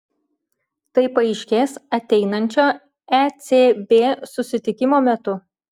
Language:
Lithuanian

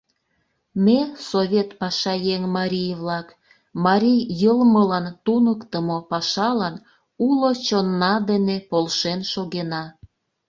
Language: Mari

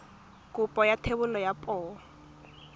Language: Tswana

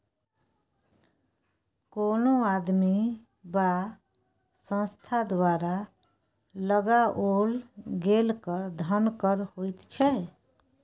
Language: Maithili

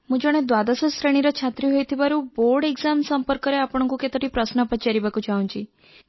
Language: Odia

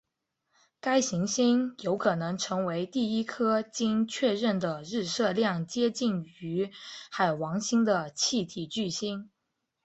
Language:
Chinese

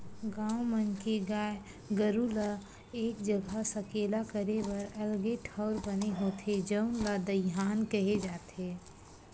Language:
Chhattisgarhi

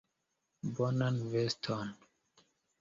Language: Esperanto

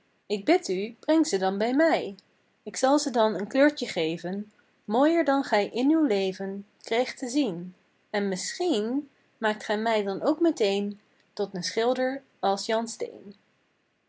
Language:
Dutch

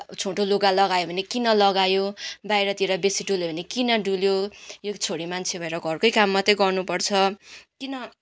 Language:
Nepali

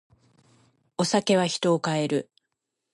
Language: Japanese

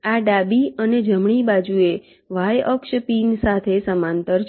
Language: Gujarati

